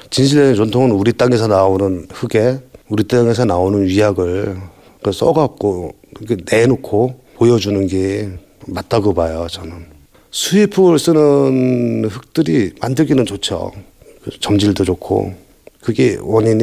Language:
Korean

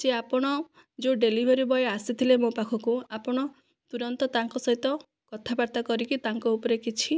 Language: Odia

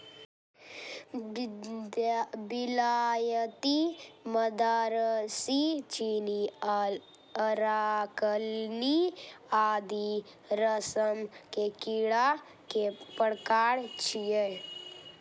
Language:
Maithili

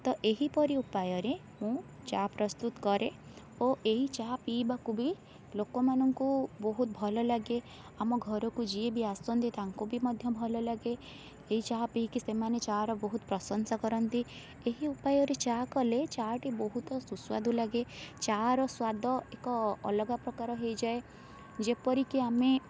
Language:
Odia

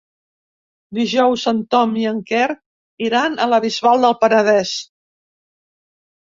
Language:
Catalan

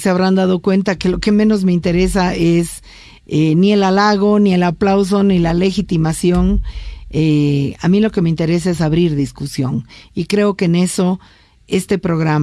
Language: Spanish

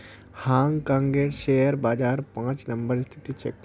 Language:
Magahi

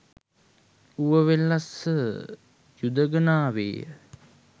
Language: Sinhala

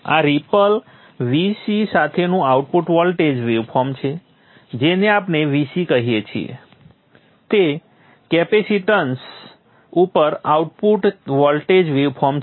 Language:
Gujarati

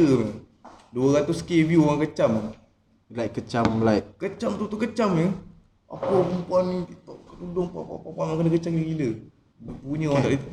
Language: Malay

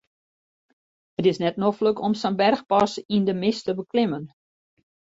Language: Western Frisian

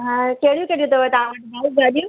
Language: Sindhi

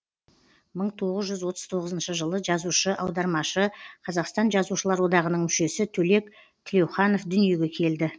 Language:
Kazakh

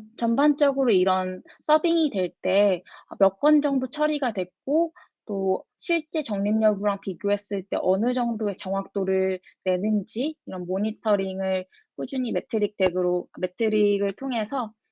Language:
Korean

